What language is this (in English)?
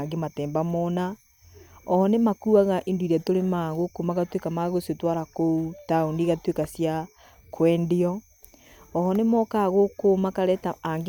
Kikuyu